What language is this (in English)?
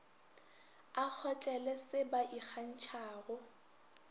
Northern Sotho